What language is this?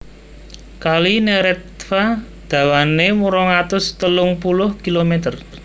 Javanese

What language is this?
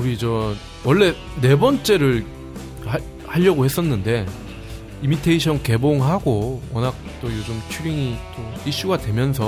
Korean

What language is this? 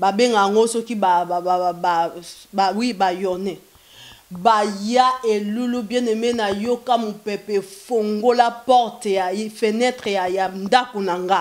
French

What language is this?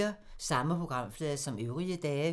Danish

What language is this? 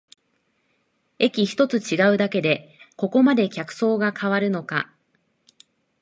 Japanese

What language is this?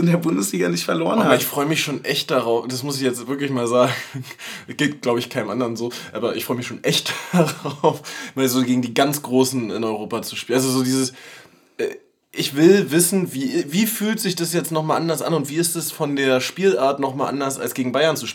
German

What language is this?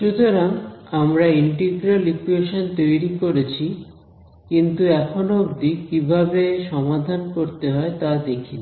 Bangla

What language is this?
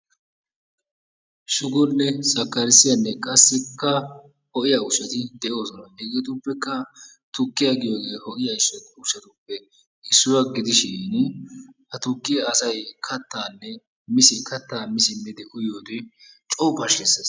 Wolaytta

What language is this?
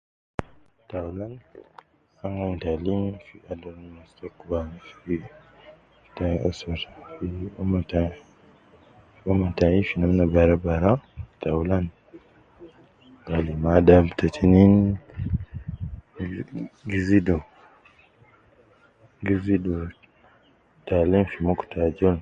Nubi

